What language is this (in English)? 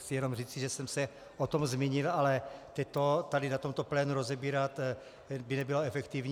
Czech